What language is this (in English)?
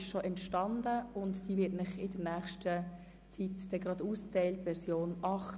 Swiss German